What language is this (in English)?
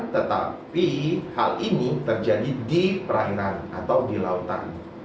Indonesian